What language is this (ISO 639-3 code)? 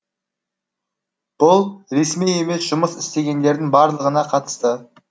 kaz